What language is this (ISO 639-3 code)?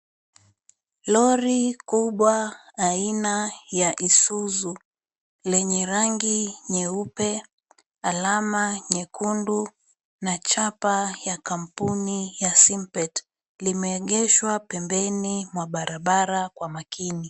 swa